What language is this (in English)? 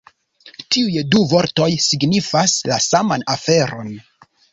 Esperanto